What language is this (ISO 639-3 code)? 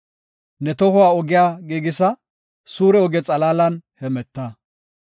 gof